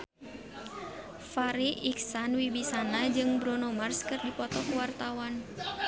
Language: Sundanese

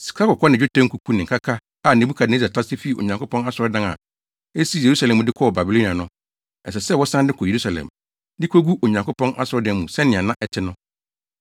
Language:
Akan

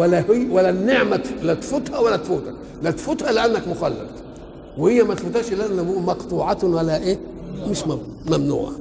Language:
Arabic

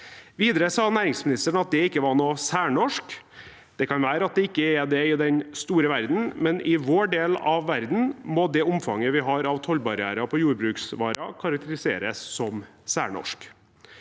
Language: Norwegian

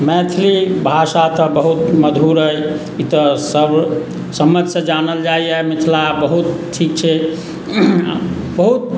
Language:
Maithili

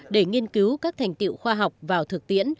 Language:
Vietnamese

